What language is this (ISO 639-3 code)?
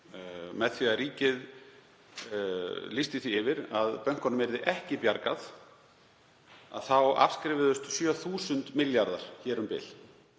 isl